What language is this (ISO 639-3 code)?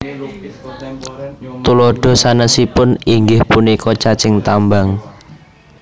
jav